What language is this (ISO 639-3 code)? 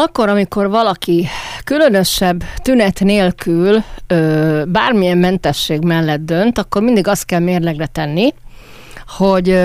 hun